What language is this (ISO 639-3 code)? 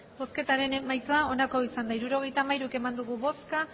eus